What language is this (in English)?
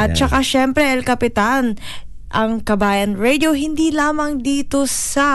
Filipino